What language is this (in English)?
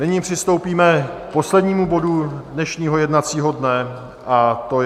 Czech